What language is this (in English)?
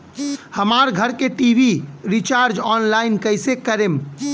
Bhojpuri